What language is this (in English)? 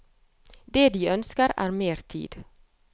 Norwegian